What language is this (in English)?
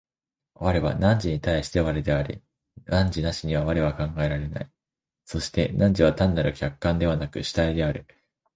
Japanese